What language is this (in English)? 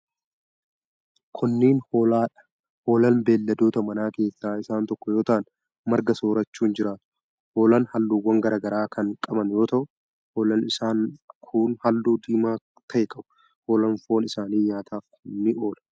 Oromo